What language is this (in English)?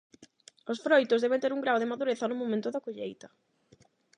Galician